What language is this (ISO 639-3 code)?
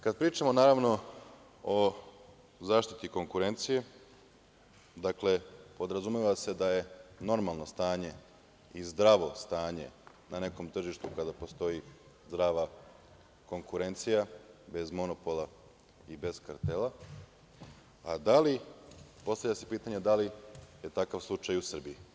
srp